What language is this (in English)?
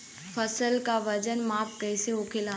Bhojpuri